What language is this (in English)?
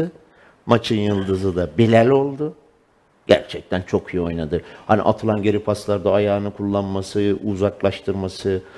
Turkish